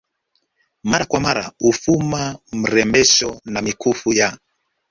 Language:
Swahili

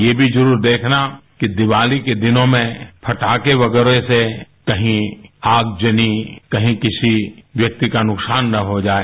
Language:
Hindi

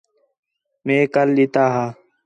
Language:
Khetrani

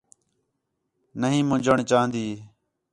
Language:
Khetrani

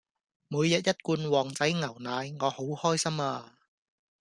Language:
Cantonese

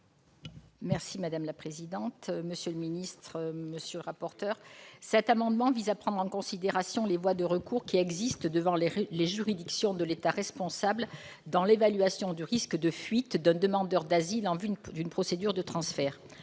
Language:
French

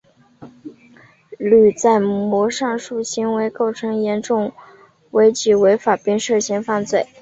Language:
Chinese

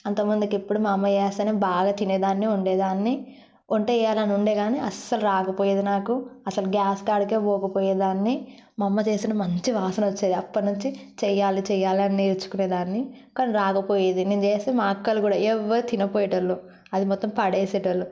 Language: Telugu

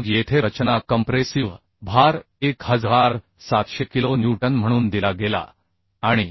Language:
Marathi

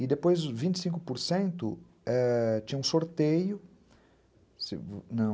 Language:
Portuguese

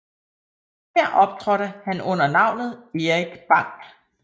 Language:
Danish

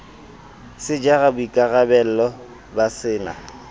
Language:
Southern Sotho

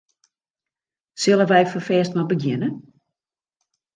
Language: Western Frisian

